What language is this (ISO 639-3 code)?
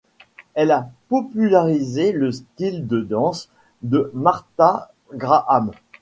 fra